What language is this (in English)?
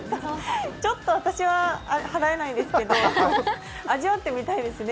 Japanese